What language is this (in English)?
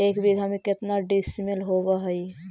Magahi